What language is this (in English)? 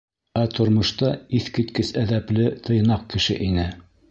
Bashkir